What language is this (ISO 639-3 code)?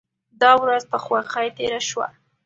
pus